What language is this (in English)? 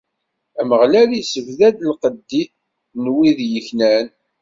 Kabyle